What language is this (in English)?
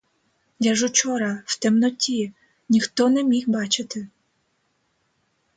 Ukrainian